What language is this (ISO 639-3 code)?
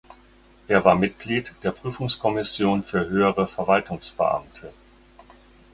deu